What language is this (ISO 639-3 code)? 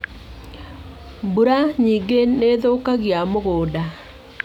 kik